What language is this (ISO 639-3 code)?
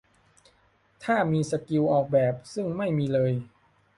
tha